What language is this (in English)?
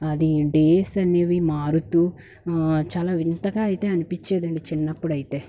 Telugu